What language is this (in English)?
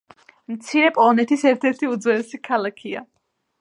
Georgian